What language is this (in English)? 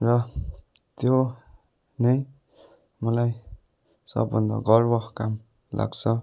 Nepali